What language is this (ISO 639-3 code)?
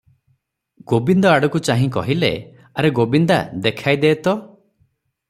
ori